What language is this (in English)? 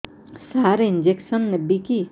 Odia